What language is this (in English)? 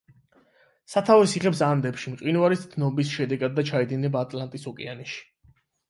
Georgian